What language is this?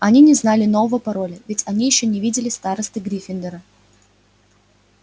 Russian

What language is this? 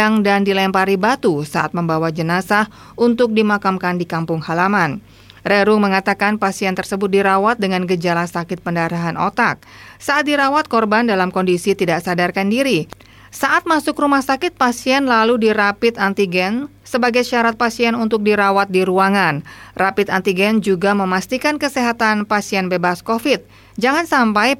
Indonesian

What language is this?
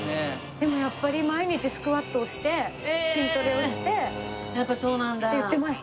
Japanese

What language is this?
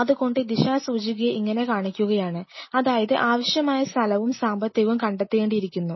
Malayalam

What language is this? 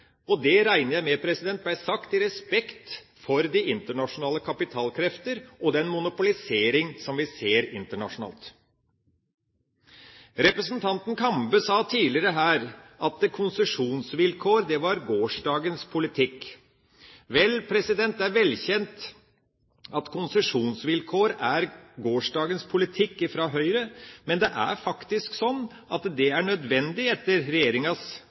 Norwegian Bokmål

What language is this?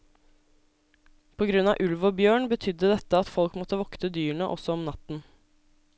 Norwegian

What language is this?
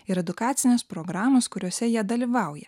Lithuanian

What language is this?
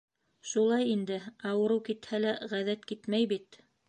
Bashkir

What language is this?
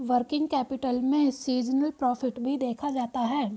Hindi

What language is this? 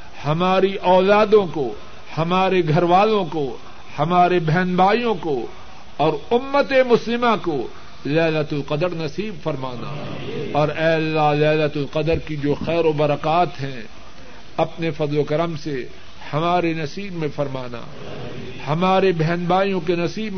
Urdu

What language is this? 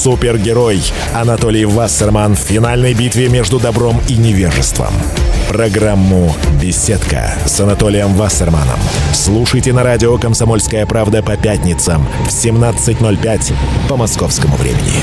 Russian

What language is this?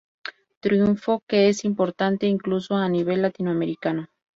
Spanish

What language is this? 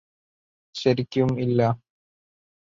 Malayalam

